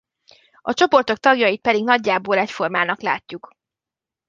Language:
Hungarian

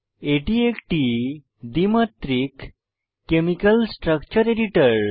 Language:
Bangla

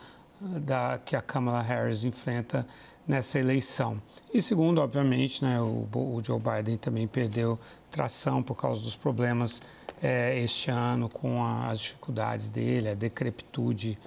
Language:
Portuguese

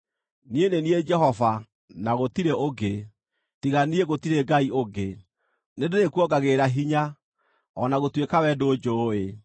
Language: Kikuyu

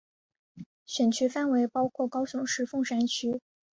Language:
Chinese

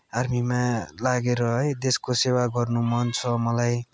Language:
Nepali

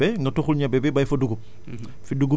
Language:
Wolof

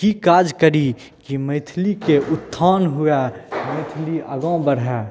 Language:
Maithili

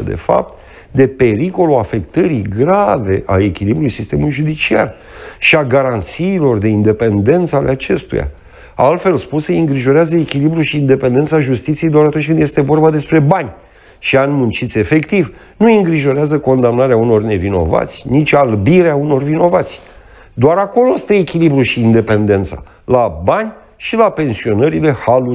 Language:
Romanian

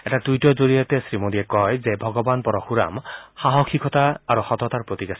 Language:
Assamese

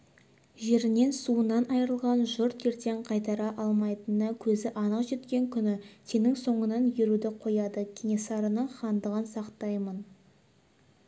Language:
Kazakh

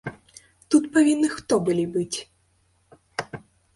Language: Belarusian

